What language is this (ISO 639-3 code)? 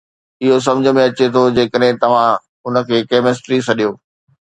snd